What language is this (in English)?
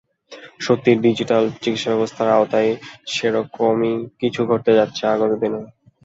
Bangla